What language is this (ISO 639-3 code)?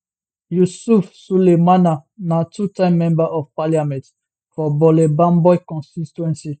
pcm